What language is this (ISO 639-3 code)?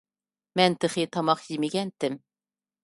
uig